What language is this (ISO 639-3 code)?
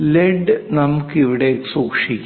mal